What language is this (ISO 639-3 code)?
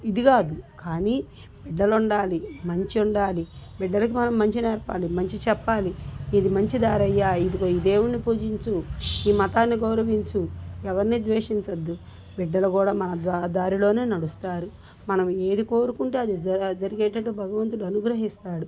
tel